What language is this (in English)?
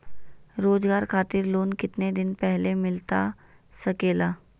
Magahi